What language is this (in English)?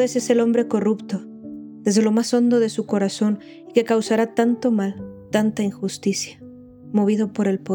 Spanish